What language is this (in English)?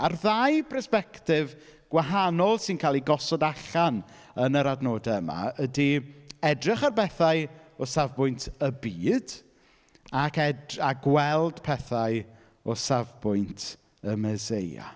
Welsh